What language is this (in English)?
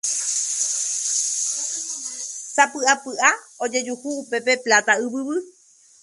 Guarani